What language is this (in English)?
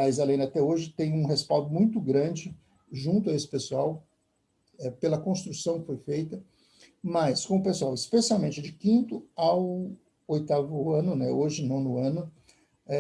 Portuguese